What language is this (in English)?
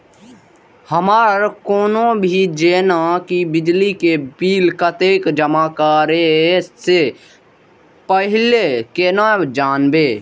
Maithili